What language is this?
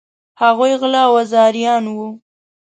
Pashto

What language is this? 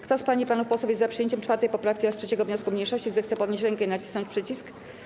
Polish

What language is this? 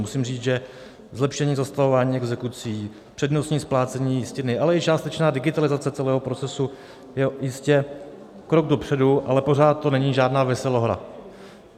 Czech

